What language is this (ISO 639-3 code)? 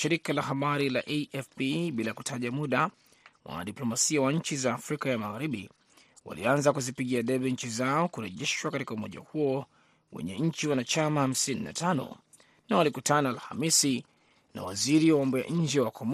swa